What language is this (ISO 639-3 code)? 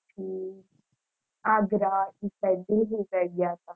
guj